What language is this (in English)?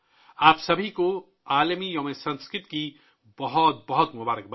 Urdu